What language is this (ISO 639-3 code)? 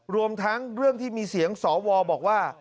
tha